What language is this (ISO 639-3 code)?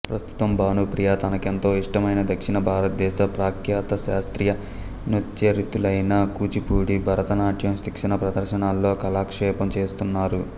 tel